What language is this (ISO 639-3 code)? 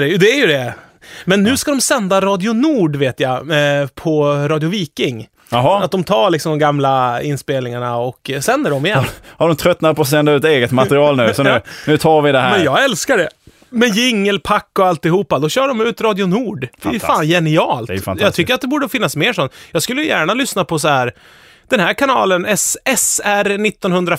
swe